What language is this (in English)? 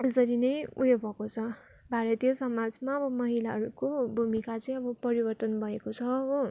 Nepali